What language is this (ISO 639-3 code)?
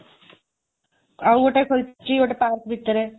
ori